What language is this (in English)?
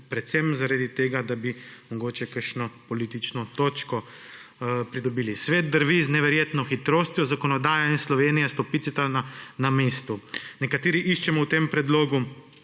Slovenian